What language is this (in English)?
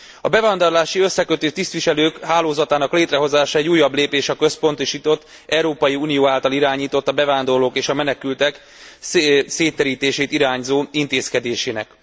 Hungarian